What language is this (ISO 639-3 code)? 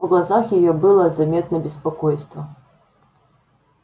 rus